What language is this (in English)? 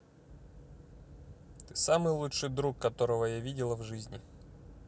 Russian